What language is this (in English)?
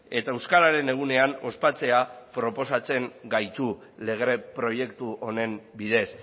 Basque